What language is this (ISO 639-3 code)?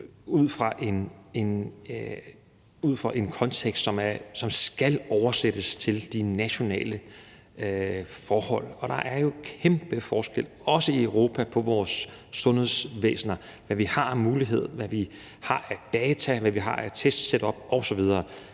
dan